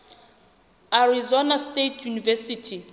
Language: Southern Sotho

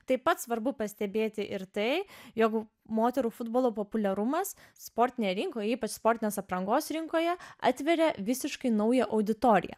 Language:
Lithuanian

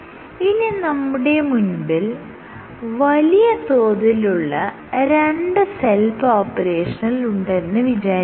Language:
Malayalam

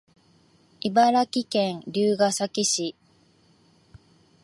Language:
Japanese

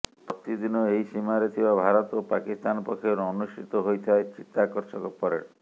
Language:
Odia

